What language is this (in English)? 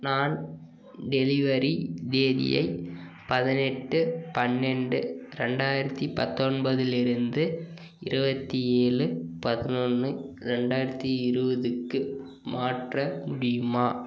Tamil